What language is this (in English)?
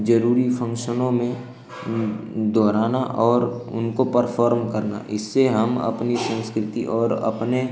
Hindi